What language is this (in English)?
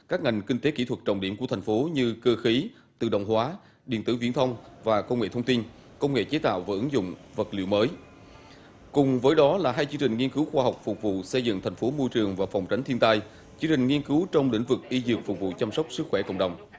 Vietnamese